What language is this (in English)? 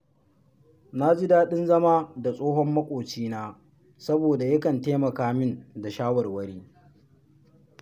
Hausa